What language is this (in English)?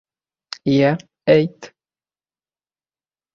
Bashkir